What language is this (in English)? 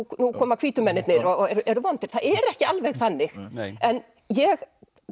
Icelandic